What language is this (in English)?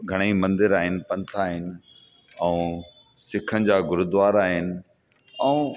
Sindhi